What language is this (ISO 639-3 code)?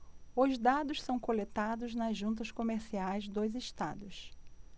por